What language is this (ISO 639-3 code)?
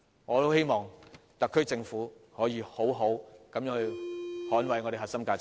yue